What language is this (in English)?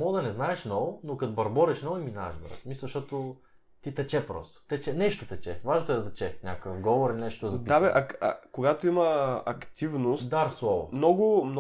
Bulgarian